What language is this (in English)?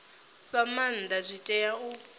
Venda